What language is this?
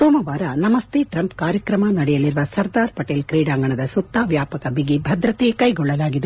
Kannada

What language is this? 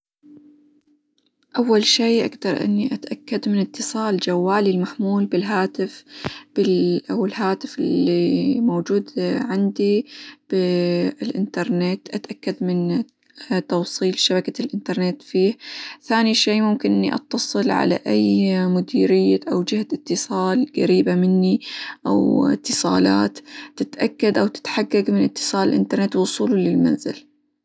Hijazi Arabic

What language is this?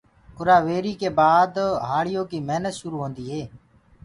Gurgula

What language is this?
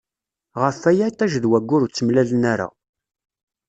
Kabyle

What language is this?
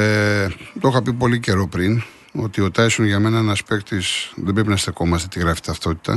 Greek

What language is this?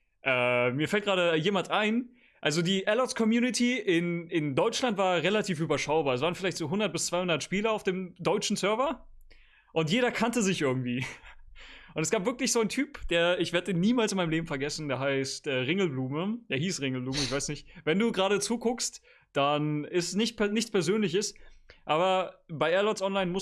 German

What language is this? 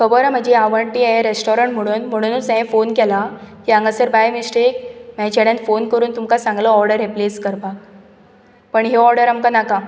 Konkani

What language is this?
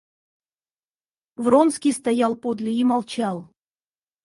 Russian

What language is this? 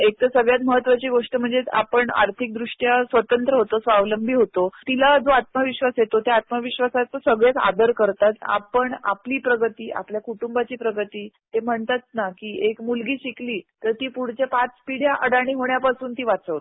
Marathi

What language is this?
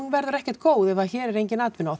Icelandic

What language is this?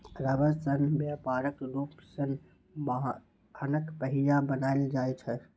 Maithili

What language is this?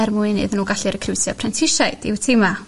Welsh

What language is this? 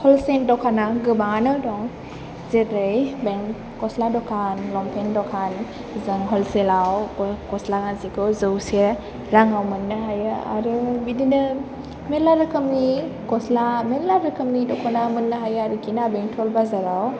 Bodo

